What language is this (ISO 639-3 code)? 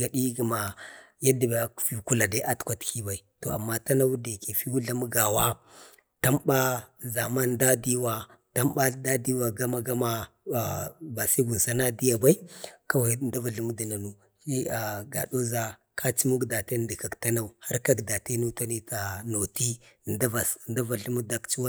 bde